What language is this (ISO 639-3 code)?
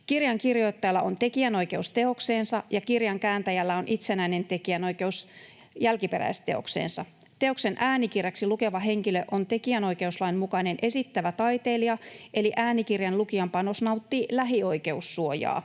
fin